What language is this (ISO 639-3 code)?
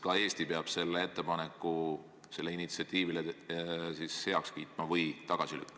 est